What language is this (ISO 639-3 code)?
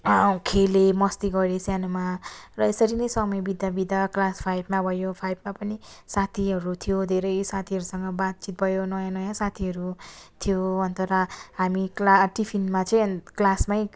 nep